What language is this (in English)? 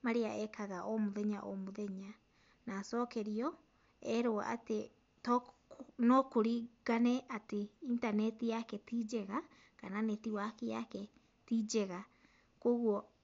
Kikuyu